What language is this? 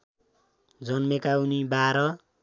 Nepali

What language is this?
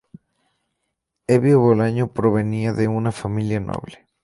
Spanish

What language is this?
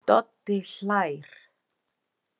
Icelandic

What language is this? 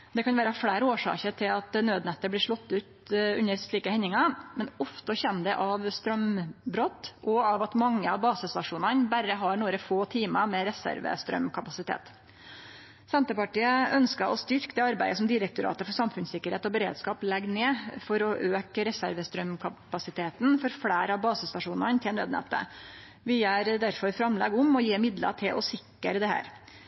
Norwegian Nynorsk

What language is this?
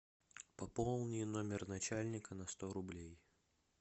Russian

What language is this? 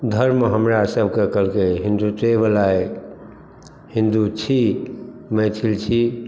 Maithili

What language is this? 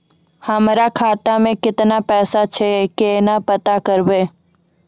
Maithili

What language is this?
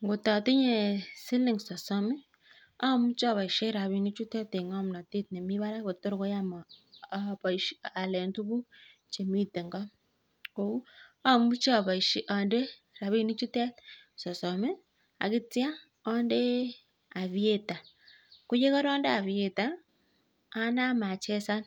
Kalenjin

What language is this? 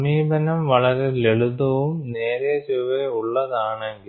Malayalam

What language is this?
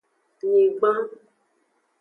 Aja (Benin)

